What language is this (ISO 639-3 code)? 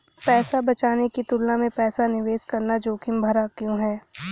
hin